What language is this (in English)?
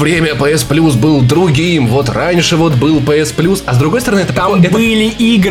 Russian